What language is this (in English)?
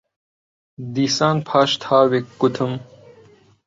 Central Kurdish